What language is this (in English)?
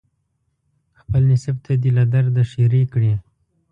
Pashto